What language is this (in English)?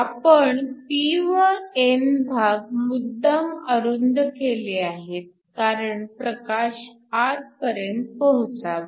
Marathi